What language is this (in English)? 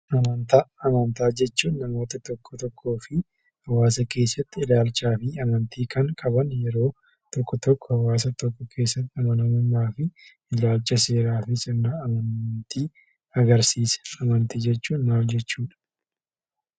Oromo